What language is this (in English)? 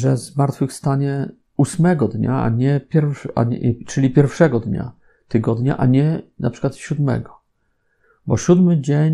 Polish